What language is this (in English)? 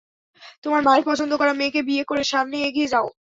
Bangla